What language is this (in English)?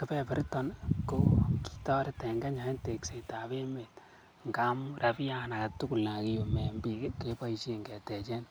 Kalenjin